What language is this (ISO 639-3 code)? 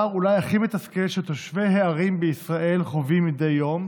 heb